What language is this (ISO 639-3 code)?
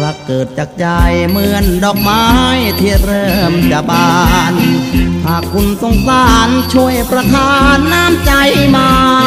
tha